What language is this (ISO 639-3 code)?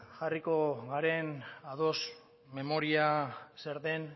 eus